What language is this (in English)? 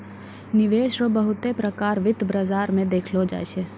Maithili